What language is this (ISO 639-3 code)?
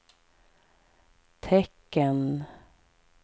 swe